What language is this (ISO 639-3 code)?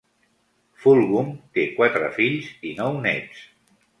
cat